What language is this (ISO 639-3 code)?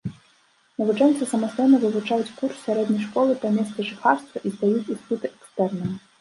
bel